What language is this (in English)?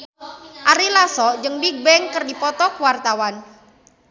Sundanese